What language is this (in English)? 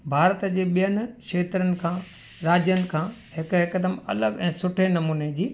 Sindhi